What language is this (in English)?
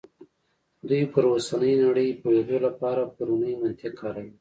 Pashto